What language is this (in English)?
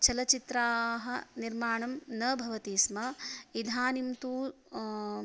Sanskrit